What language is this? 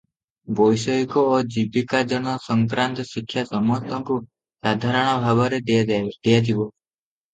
Odia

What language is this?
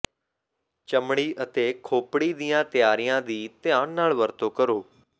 Punjabi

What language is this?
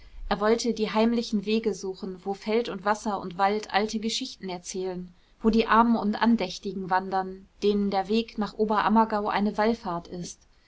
German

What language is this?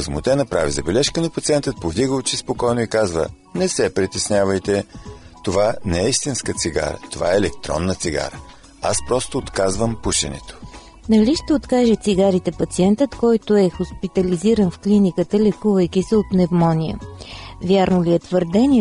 Bulgarian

